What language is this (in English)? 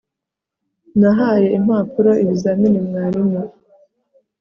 Kinyarwanda